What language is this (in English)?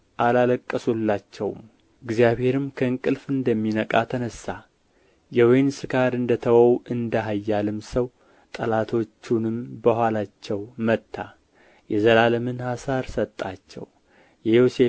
Amharic